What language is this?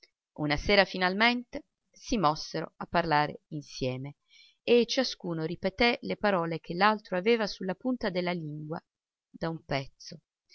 Italian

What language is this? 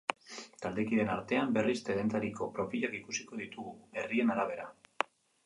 Basque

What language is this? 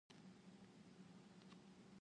Indonesian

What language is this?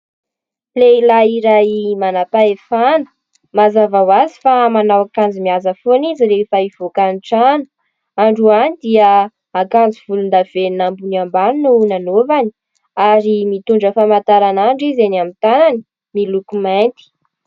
Malagasy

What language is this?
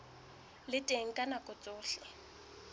Southern Sotho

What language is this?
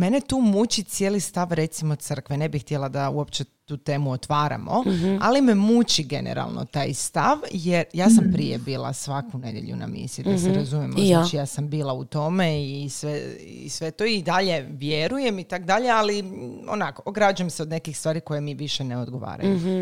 Croatian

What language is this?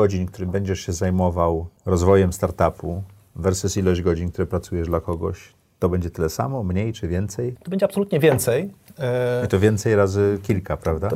Polish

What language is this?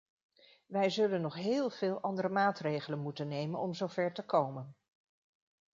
Dutch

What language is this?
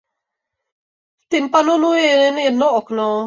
Czech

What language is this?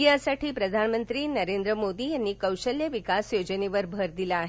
Marathi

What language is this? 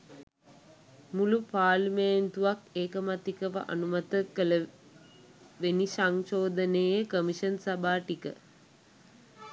Sinhala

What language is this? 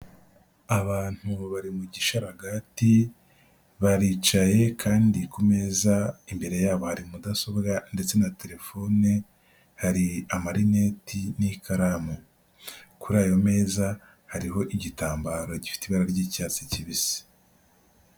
Kinyarwanda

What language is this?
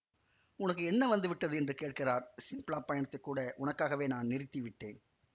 Tamil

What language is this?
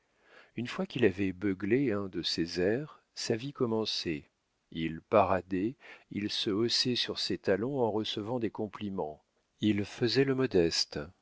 French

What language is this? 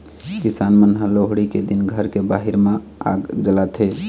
Chhattisgarhi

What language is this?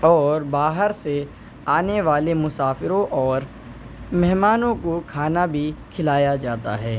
Urdu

